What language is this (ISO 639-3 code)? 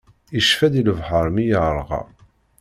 kab